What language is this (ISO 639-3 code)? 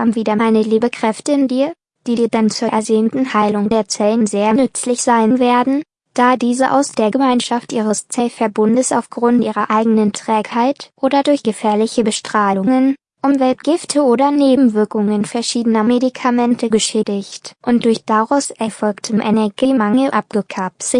deu